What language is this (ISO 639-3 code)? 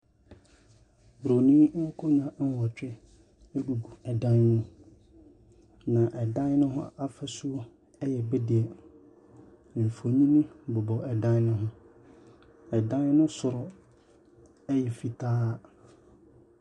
aka